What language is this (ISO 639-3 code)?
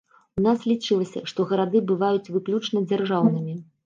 bel